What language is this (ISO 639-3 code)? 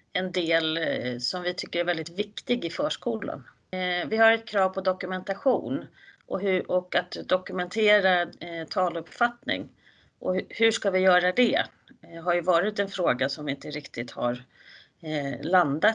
swe